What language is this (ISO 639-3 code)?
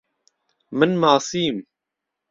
ckb